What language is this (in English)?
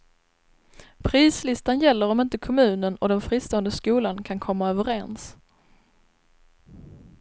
Swedish